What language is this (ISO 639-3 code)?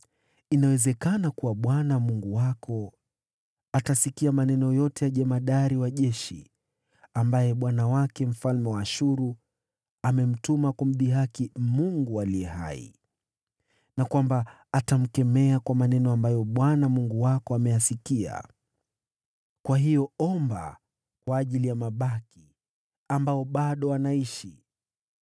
swa